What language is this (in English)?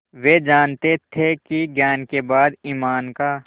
Hindi